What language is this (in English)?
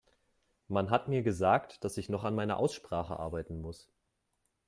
German